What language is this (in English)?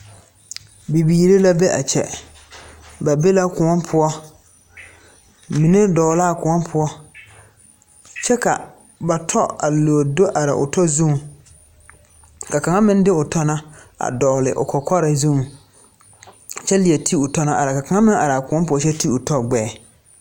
Southern Dagaare